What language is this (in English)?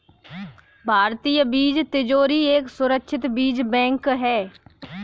Hindi